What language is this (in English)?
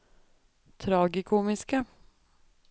Norwegian